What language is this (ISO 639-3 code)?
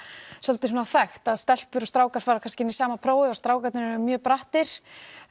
isl